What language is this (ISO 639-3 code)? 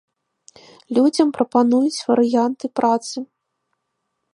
bel